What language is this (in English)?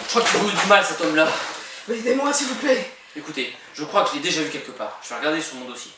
French